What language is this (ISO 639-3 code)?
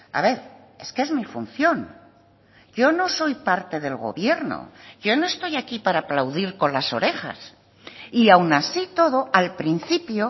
spa